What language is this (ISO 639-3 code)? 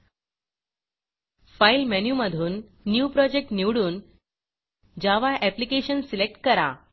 mar